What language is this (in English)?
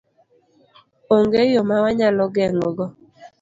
Luo (Kenya and Tanzania)